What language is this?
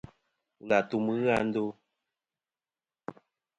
Kom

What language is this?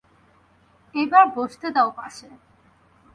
Bangla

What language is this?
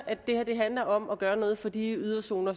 Danish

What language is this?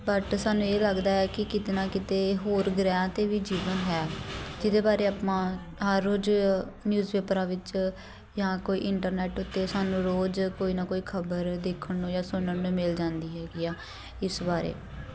Punjabi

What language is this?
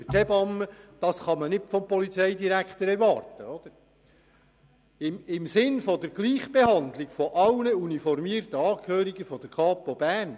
Swiss German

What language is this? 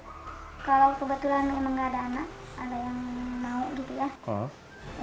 Indonesian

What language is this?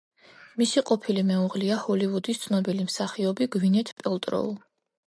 Georgian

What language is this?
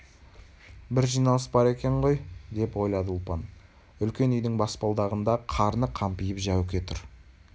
Kazakh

